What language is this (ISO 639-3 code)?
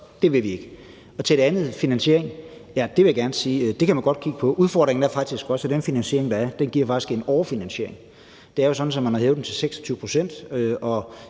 dan